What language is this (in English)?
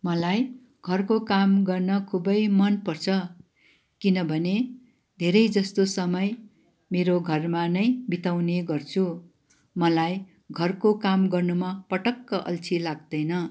Nepali